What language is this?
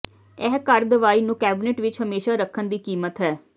Punjabi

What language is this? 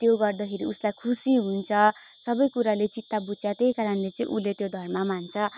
Nepali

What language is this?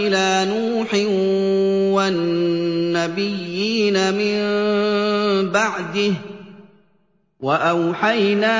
Arabic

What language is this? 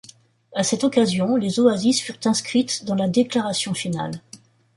French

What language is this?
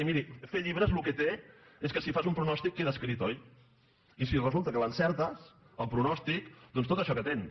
Catalan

